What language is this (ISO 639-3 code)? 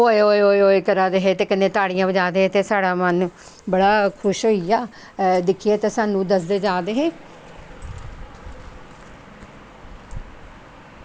doi